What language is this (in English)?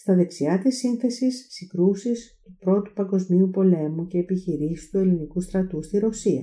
Greek